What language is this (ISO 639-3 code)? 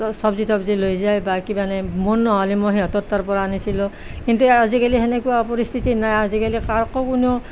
asm